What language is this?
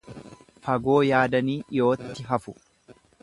Oromo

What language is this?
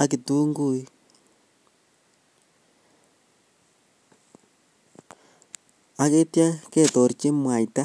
Kalenjin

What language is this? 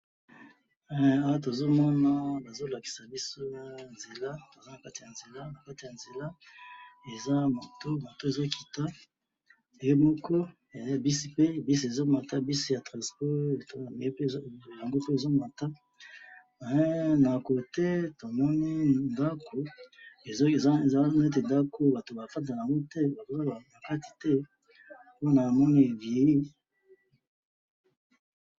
Lingala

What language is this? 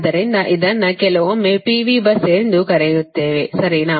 Kannada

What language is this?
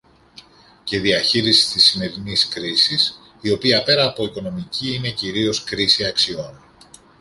Greek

